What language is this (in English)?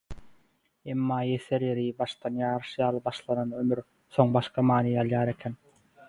Turkmen